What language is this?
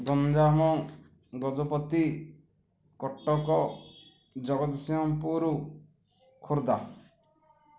Odia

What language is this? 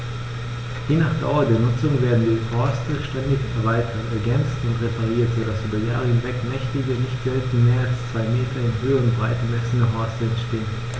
German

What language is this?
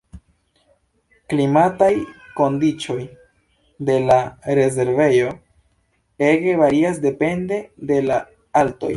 Esperanto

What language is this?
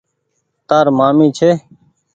Goaria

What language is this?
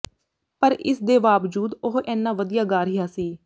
Punjabi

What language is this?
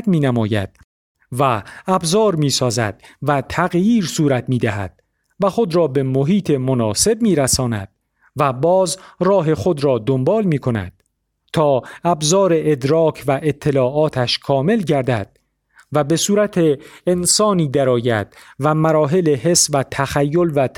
Persian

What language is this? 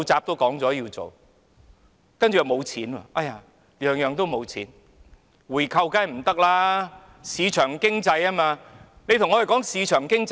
Cantonese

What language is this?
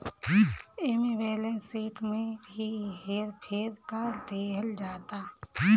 Bhojpuri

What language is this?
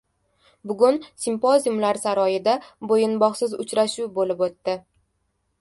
Uzbek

